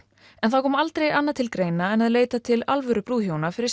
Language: Icelandic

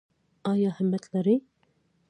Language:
Pashto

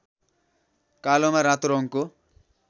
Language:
Nepali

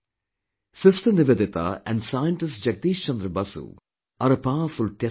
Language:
English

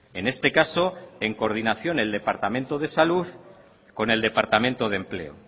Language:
Spanish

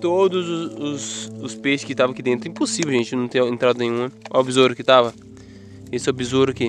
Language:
Portuguese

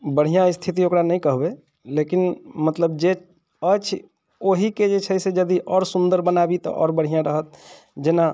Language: Maithili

